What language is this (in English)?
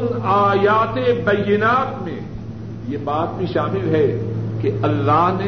Urdu